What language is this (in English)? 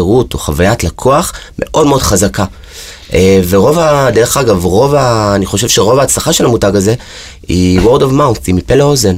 Hebrew